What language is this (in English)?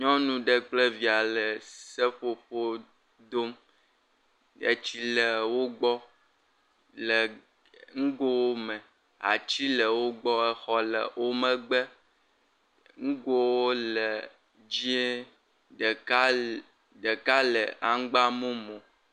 Ewe